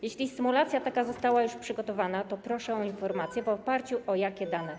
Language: Polish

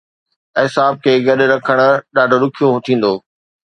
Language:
Sindhi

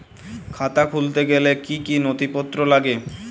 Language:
Bangla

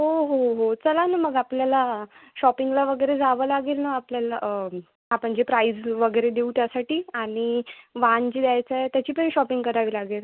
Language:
Marathi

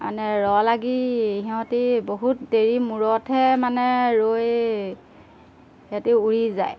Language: Assamese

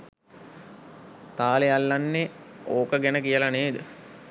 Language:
Sinhala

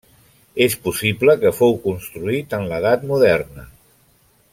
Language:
Catalan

